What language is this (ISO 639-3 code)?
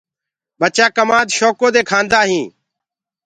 ggg